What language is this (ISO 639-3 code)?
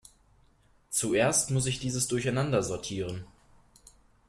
deu